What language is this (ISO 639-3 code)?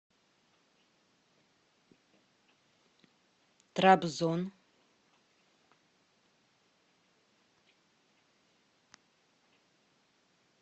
rus